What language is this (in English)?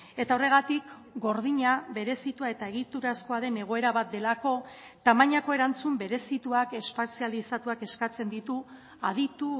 Basque